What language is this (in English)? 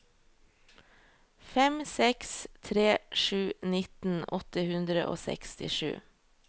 Norwegian